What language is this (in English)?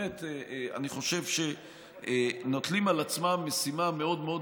Hebrew